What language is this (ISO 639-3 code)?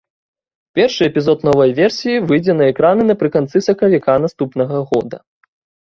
bel